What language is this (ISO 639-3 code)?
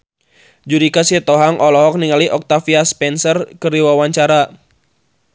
sun